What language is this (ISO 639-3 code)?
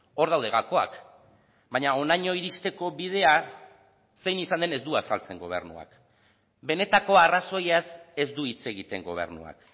eus